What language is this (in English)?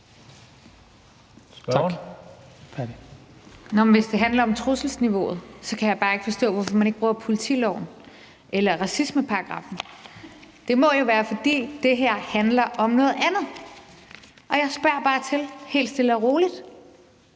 Danish